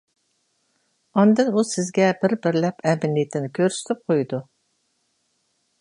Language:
Uyghur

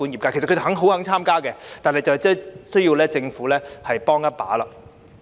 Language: Cantonese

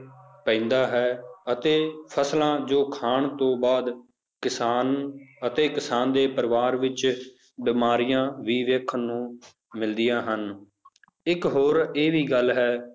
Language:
Punjabi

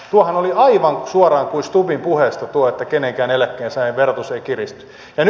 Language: Finnish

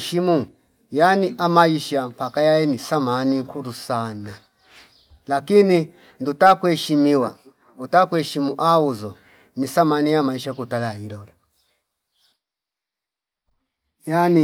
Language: Fipa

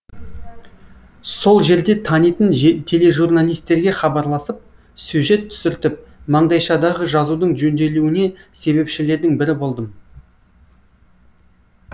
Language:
Kazakh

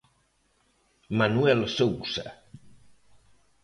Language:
Galician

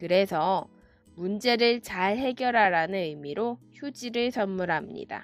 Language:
Korean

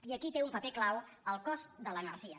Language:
Catalan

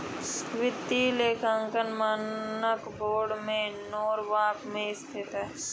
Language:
Hindi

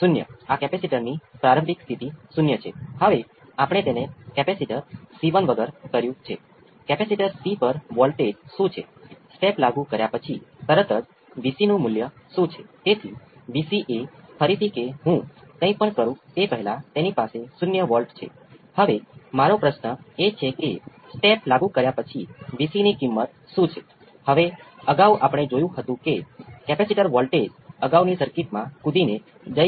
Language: Gujarati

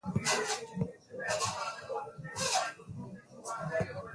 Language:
Swahili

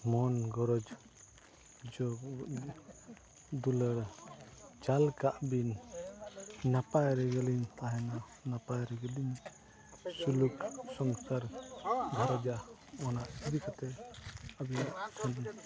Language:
Santali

